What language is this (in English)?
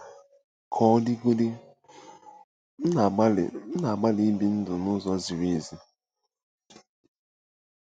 Igbo